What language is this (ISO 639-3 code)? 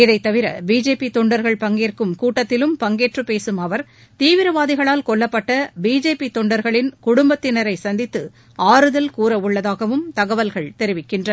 tam